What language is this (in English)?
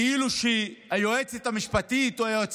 Hebrew